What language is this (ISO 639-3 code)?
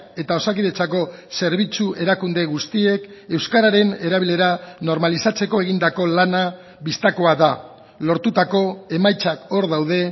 eus